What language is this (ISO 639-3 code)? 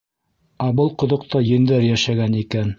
bak